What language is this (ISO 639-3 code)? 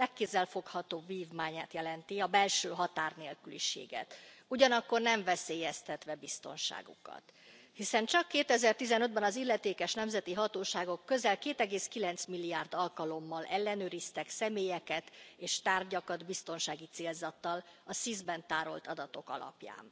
hun